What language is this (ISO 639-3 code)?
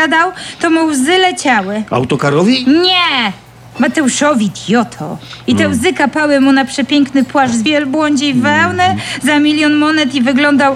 pol